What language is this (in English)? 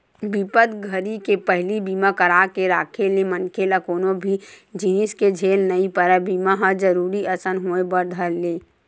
Chhattisgarhi